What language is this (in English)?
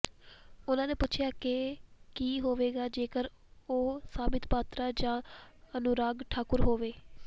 Punjabi